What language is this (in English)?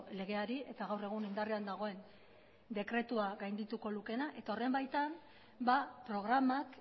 Basque